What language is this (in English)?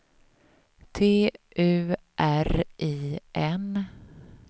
Swedish